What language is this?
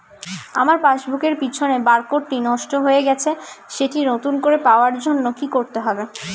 Bangla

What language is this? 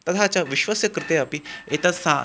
Sanskrit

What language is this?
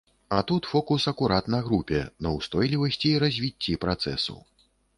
Belarusian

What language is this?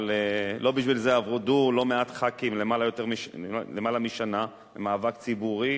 Hebrew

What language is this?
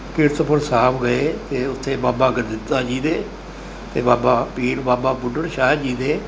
Punjabi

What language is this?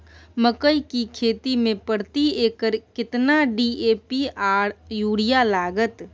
Maithili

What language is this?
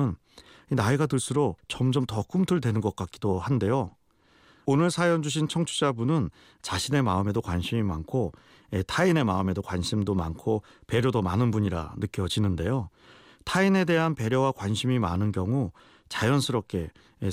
Korean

